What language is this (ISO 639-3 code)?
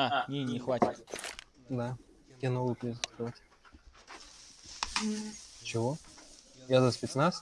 rus